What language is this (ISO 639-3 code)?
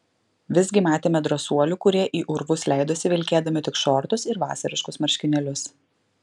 lit